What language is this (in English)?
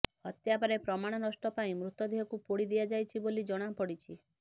Odia